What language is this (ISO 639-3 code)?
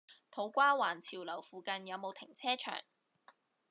yue